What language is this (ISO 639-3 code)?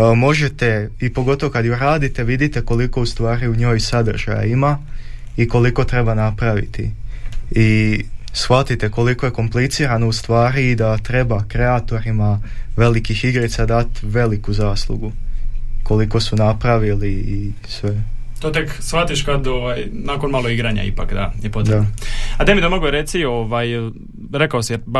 hrv